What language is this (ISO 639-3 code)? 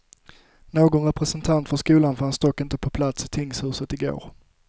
swe